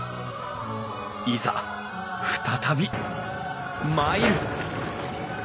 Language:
Japanese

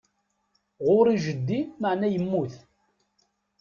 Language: Kabyle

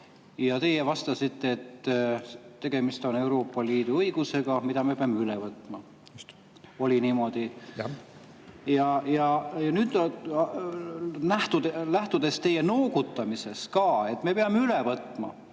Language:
Estonian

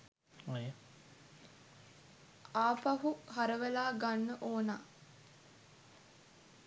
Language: Sinhala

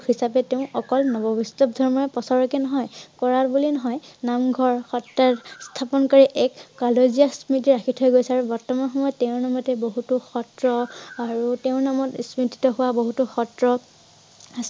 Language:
Assamese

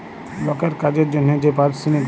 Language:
Bangla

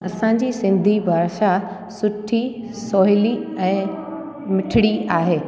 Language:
Sindhi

